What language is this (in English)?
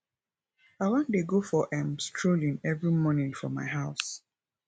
Nigerian Pidgin